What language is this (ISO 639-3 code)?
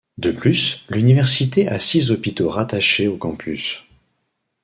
fra